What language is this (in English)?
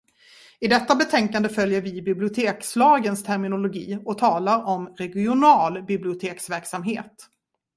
Swedish